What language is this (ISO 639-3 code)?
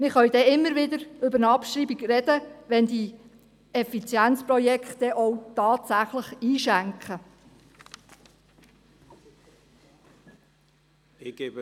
gsw